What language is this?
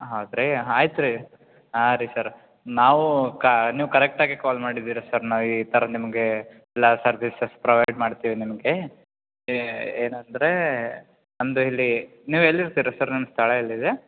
Kannada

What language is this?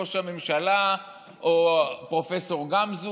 Hebrew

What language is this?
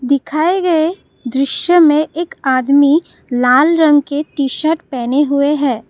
Hindi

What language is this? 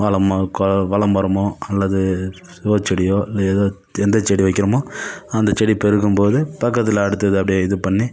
Tamil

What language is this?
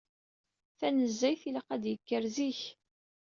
Kabyle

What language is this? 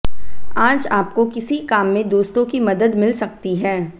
Hindi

